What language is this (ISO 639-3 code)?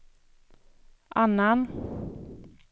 swe